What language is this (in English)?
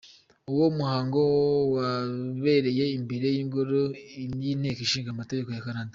Kinyarwanda